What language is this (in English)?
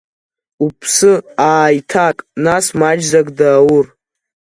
Abkhazian